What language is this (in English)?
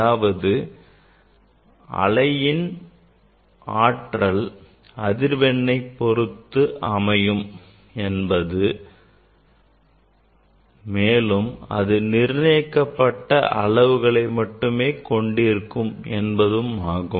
Tamil